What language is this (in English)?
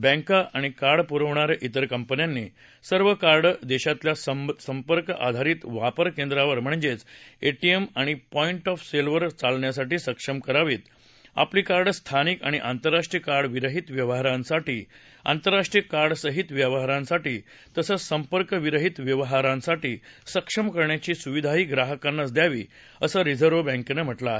Marathi